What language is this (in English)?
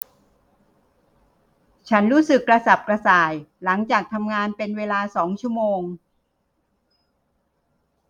Thai